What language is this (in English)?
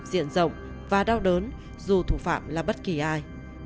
Vietnamese